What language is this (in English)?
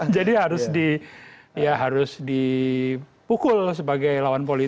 Indonesian